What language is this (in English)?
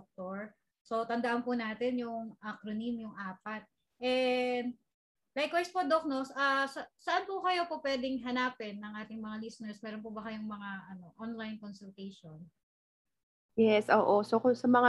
Filipino